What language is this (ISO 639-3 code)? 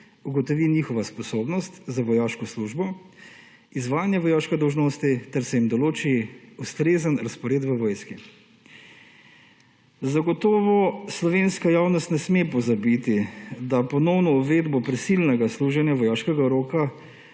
slv